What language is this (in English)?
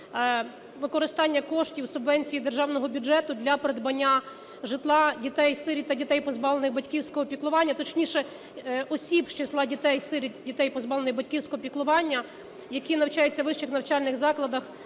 Ukrainian